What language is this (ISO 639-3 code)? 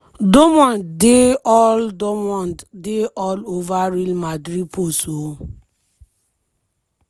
pcm